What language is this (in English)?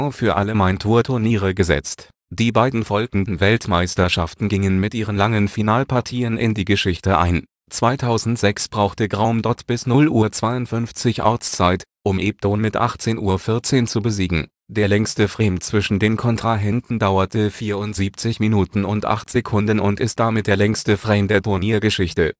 German